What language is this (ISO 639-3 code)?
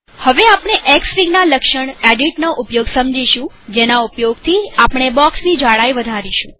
guj